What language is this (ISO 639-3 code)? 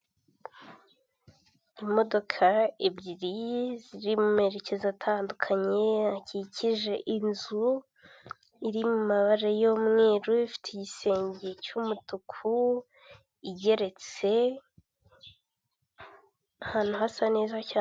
kin